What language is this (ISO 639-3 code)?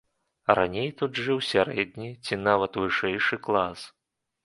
bel